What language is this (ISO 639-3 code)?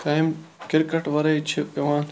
kas